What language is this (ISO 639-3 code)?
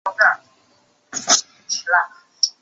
zho